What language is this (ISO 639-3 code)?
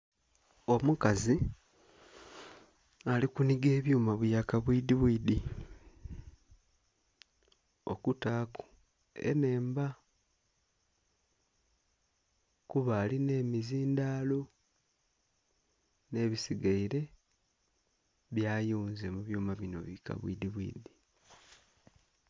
xog